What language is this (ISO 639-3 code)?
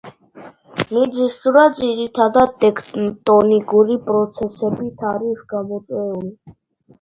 kat